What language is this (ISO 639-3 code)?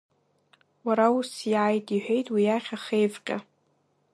abk